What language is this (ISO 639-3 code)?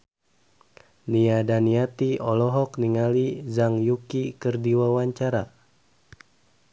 sun